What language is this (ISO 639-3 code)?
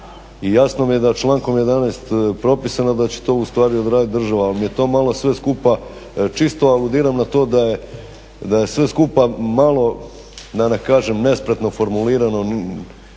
hrv